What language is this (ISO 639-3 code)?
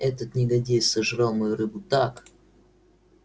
rus